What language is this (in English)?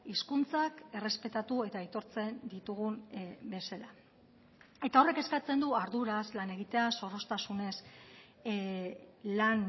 Basque